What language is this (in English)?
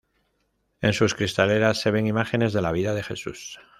Spanish